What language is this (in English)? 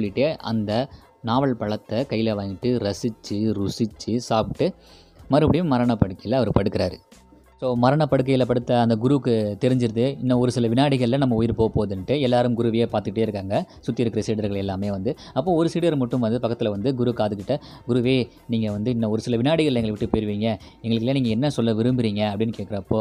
Tamil